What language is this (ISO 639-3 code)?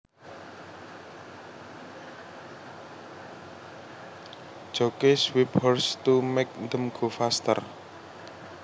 jav